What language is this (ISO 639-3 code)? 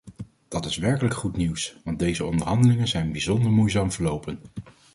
nld